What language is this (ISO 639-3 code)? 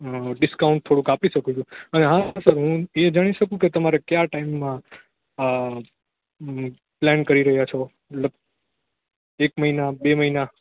guj